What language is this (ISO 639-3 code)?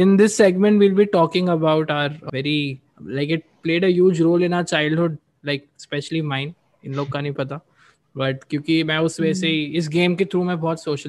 hin